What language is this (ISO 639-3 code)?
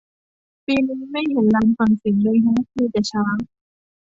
tha